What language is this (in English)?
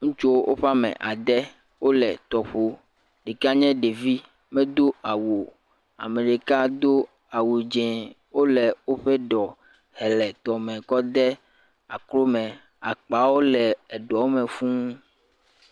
Ewe